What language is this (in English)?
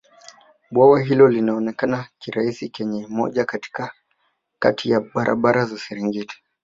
Swahili